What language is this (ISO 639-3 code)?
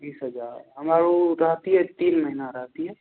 mai